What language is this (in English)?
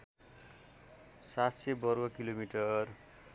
Nepali